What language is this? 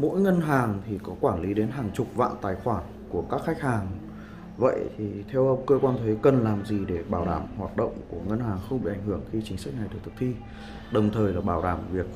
Vietnamese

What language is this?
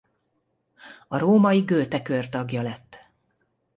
Hungarian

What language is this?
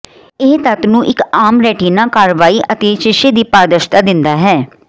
Punjabi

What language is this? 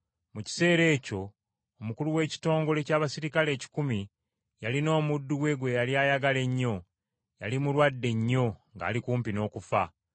Ganda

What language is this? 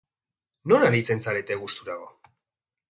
Basque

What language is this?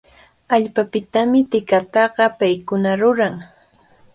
Cajatambo North Lima Quechua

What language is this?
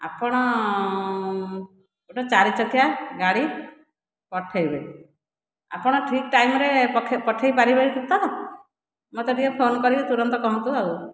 Odia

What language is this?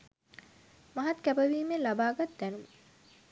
Sinhala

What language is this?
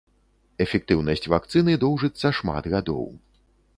Belarusian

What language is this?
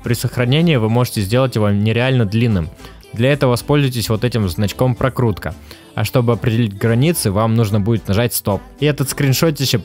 Russian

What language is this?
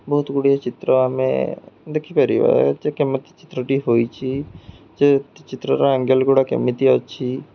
Odia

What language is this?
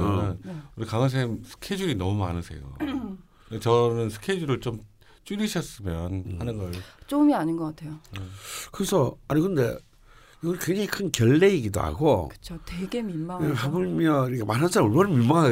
Korean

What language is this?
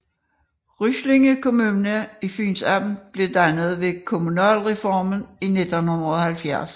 Danish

